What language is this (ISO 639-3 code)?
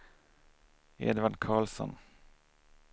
swe